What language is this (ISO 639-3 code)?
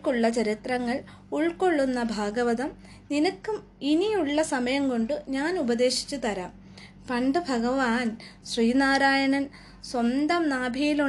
mal